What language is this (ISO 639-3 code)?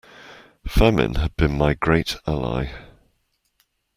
eng